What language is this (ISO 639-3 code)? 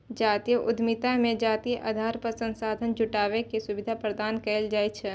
mai